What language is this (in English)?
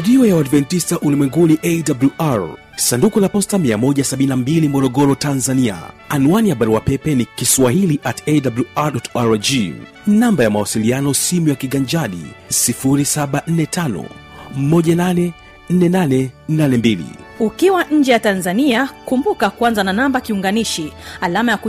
Swahili